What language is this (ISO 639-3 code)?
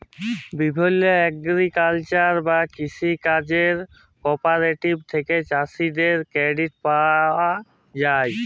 ben